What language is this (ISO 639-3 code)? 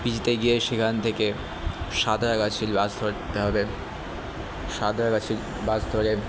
ben